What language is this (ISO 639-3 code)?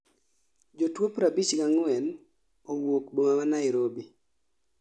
luo